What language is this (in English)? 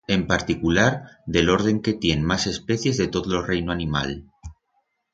Aragonese